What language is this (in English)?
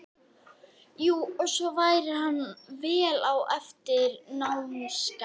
Icelandic